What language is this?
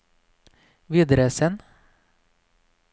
Norwegian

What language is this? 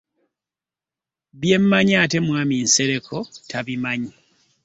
Ganda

